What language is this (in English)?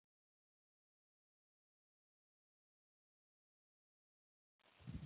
Chinese